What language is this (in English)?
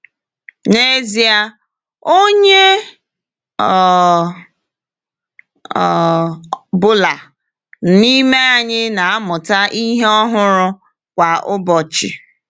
Igbo